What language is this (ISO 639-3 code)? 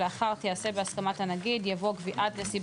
heb